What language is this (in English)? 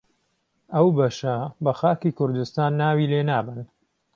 Central Kurdish